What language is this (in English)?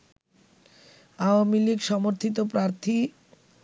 Bangla